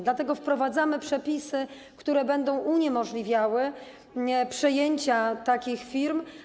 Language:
Polish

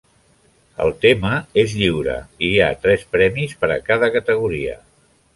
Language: Catalan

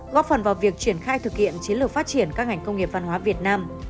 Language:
Vietnamese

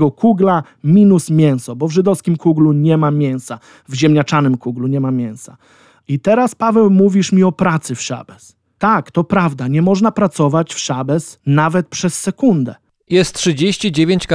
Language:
Polish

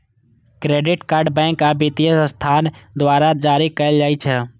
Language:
Maithili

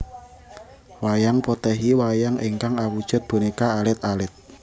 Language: Javanese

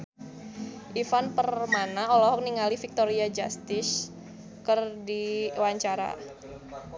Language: Sundanese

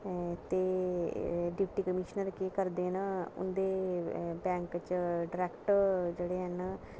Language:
Dogri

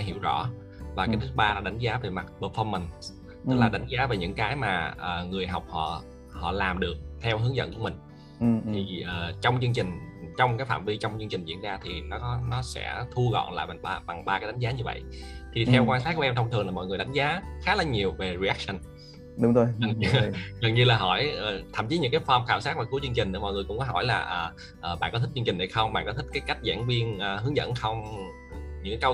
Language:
Vietnamese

